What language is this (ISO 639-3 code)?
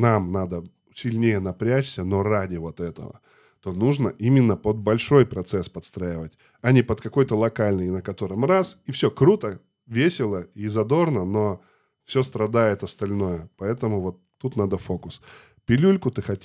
rus